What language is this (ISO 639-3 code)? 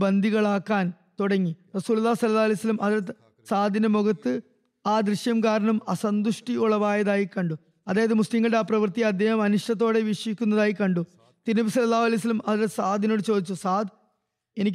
mal